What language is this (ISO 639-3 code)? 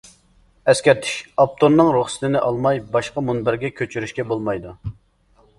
uig